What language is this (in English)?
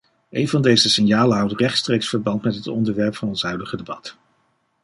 Dutch